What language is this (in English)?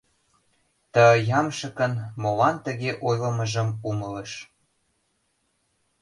Mari